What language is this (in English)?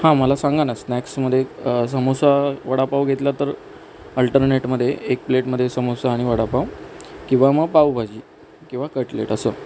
Marathi